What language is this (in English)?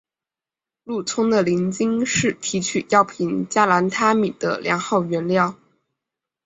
Chinese